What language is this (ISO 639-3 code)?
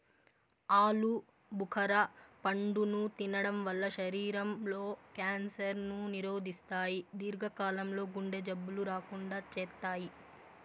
tel